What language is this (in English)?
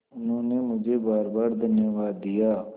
Hindi